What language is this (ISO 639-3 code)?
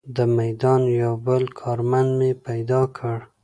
pus